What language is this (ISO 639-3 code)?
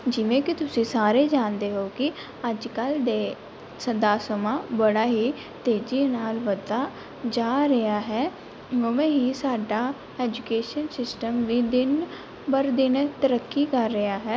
pan